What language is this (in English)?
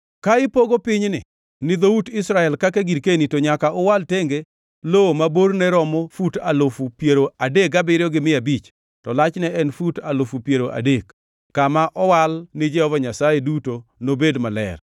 Luo (Kenya and Tanzania)